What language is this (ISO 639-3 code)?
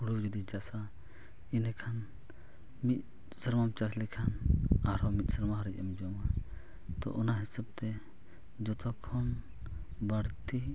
sat